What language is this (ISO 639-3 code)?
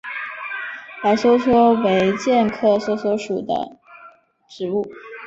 zho